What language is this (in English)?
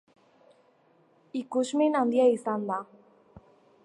Basque